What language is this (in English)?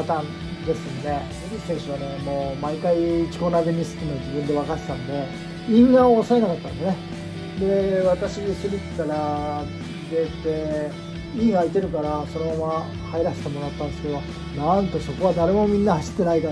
Japanese